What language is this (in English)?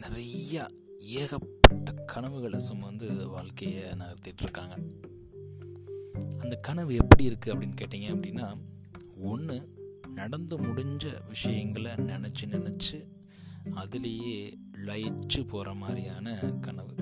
Tamil